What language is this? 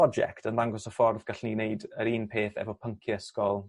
Welsh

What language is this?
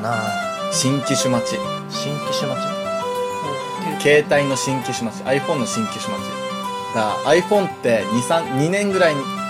Japanese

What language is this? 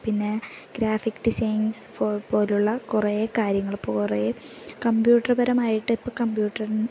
Malayalam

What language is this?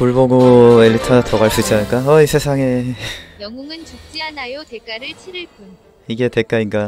Korean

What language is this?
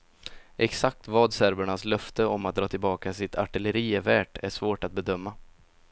Swedish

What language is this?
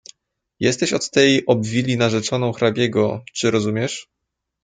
Polish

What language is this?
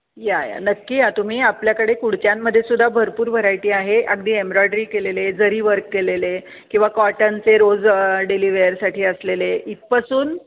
Marathi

